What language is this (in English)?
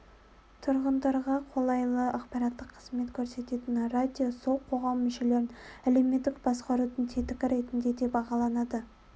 Kazakh